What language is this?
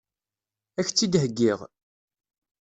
Kabyle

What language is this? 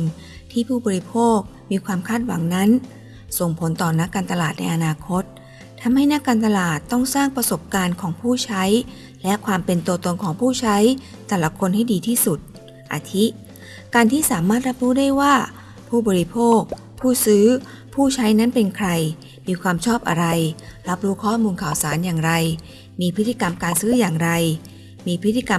Thai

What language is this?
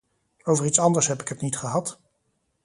Dutch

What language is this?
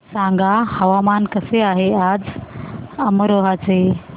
Marathi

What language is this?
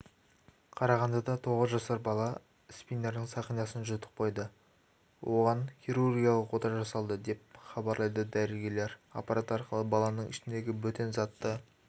Kazakh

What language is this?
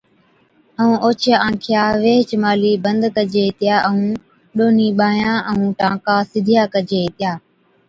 Od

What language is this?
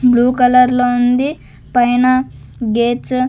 Telugu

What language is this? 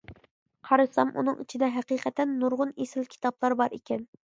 Uyghur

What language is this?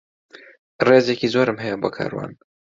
Central Kurdish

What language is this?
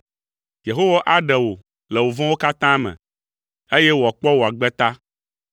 Ewe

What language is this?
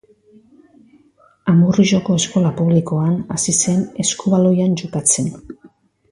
Basque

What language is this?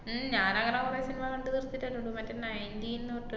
Malayalam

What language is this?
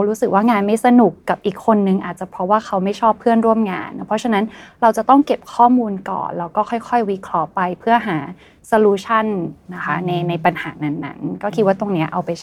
Thai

